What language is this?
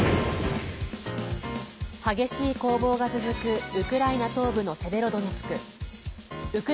Japanese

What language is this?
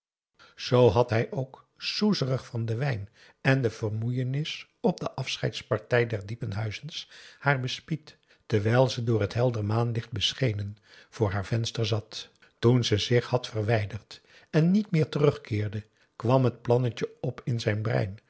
Dutch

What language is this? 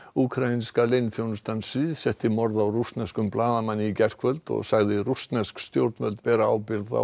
Icelandic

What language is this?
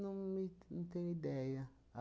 Portuguese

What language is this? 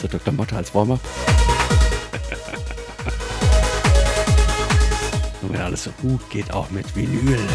German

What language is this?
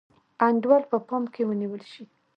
Pashto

